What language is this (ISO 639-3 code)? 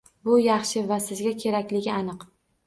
uzb